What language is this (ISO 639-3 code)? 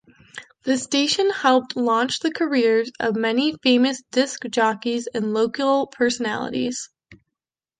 eng